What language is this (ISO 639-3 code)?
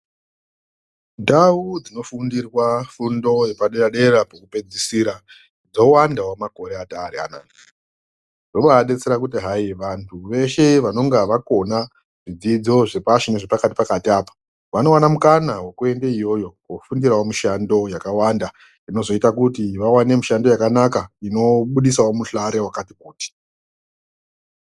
ndc